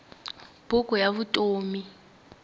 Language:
Tsonga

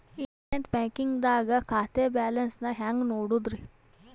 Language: Kannada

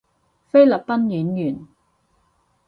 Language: Cantonese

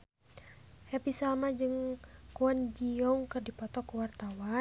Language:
Sundanese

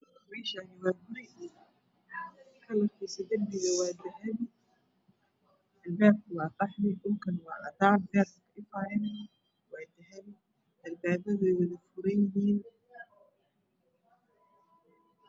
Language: Somali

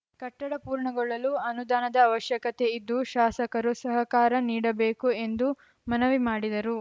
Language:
Kannada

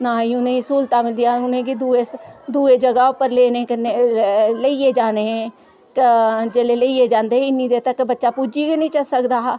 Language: Dogri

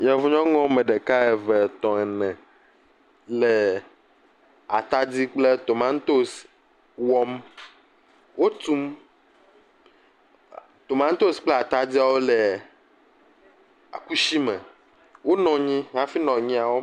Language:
Ewe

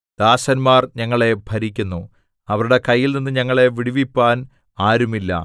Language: Malayalam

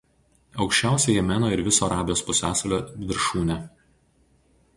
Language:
Lithuanian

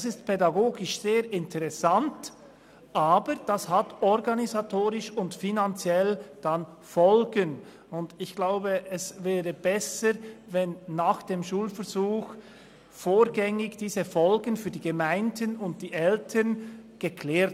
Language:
Swiss German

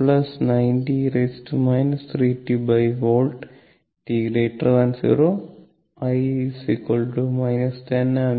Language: Malayalam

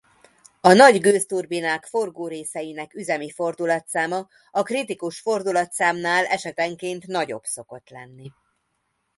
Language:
Hungarian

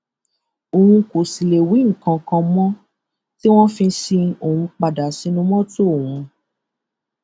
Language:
Yoruba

